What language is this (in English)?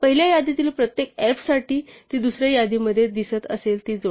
Marathi